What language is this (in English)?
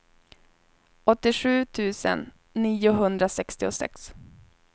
Swedish